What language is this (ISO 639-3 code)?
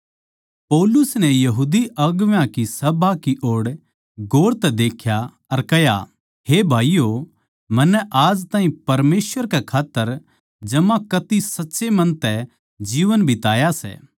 bgc